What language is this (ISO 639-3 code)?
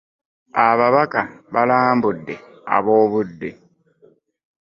lug